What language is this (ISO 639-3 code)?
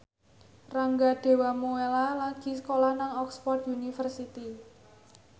jav